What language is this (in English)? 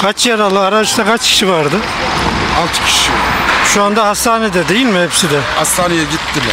Turkish